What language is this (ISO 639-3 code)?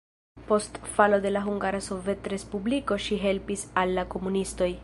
epo